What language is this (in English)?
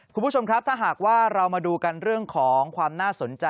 Thai